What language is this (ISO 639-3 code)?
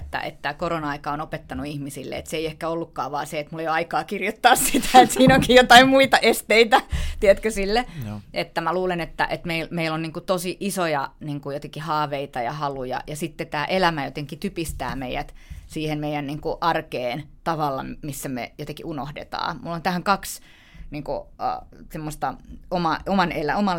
fin